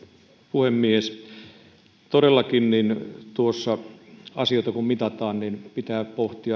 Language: Finnish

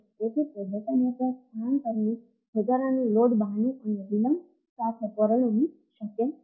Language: Gujarati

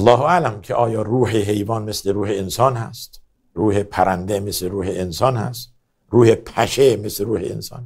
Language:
Persian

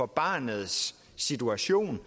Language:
Danish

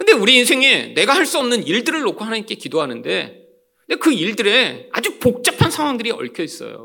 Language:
Korean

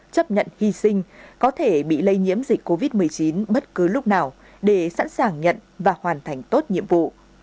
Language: Vietnamese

